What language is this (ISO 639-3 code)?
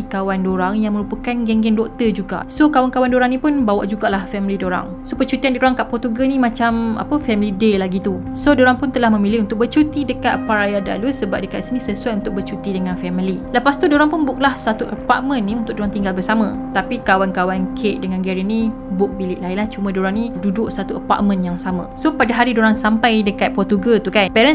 msa